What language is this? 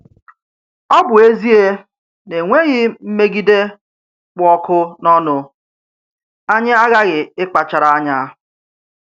Igbo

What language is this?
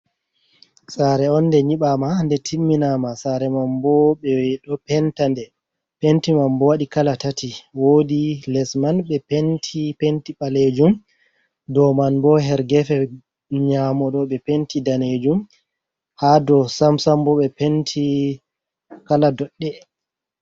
Fula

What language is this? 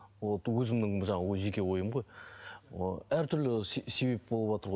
Kazakh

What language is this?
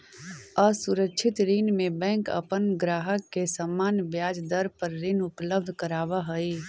Magahi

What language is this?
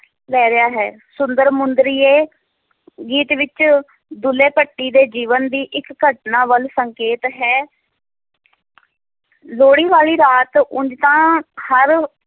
Punjabi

